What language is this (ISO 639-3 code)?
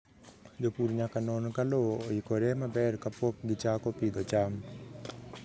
luo